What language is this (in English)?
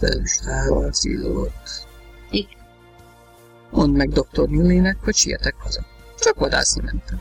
Hungarian